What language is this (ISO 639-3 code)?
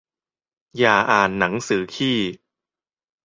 tha